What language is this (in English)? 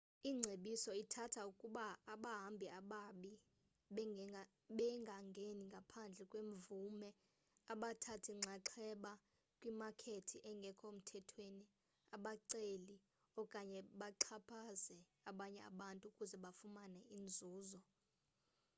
Xhosa